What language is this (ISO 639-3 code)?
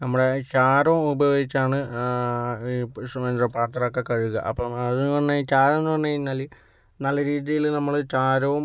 mal